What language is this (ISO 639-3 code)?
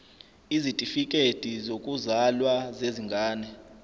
zul